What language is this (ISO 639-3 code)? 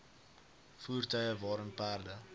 afr